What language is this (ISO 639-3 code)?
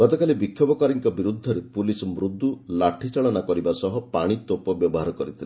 ori